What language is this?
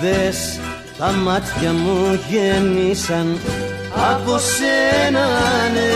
Greek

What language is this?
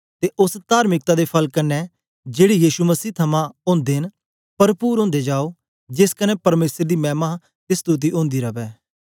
Dogri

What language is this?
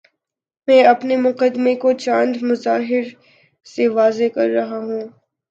Urdu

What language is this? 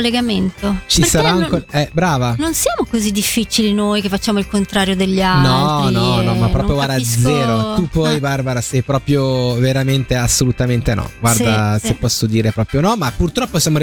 Italian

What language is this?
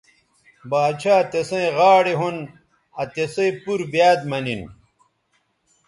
Bateri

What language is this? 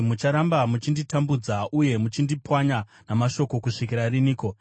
Shona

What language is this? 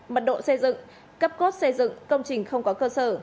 Vietnamese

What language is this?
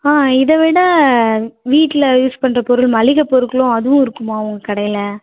Tamil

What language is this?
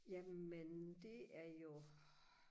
Danish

